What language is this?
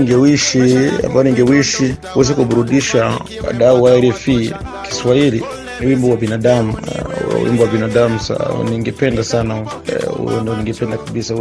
Swahili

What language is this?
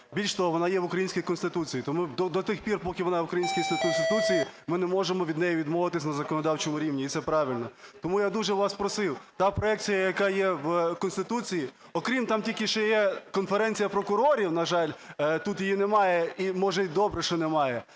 Ukrainian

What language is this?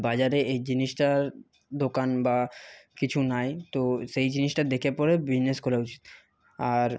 Bangla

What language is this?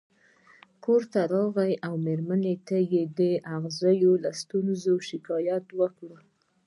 Pashto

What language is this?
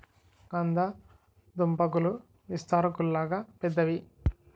Telugu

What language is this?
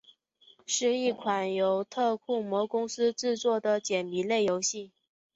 Chinese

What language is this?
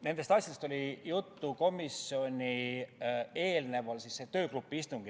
Estonian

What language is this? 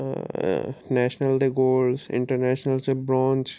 Sindhi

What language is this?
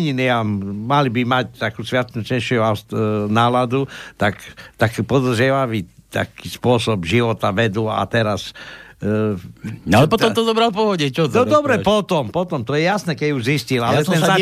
Slovak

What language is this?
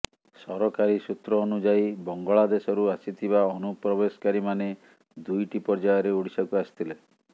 Odia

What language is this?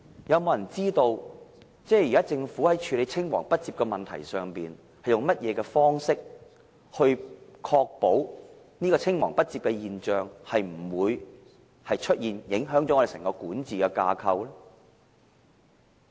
Cantonese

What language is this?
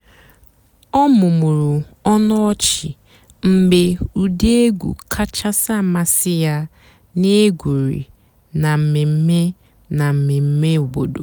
Igbo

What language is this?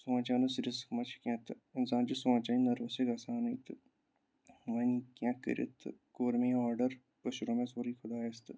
Kashmiri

